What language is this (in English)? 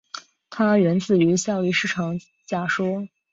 Chinese